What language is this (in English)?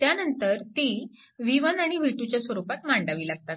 Marathi